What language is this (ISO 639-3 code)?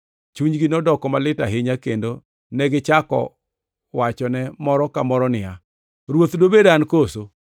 luo